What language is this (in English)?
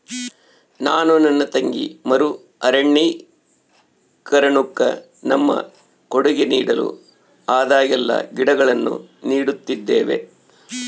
Kannada